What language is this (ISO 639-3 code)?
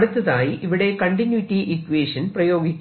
mal